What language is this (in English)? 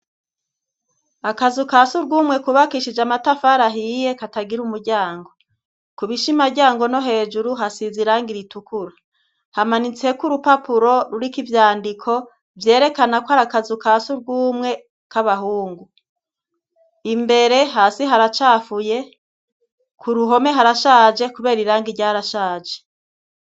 Rundi